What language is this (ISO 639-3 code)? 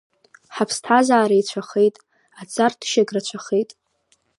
abk